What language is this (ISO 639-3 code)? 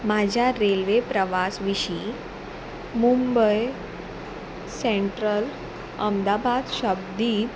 kok